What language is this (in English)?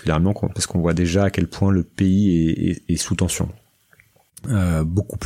French